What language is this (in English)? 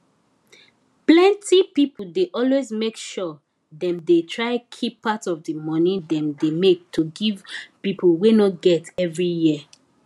Nigerian Pidgin